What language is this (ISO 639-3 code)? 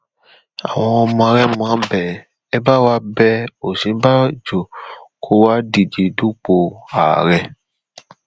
yor